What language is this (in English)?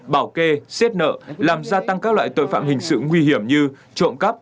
Vietnamese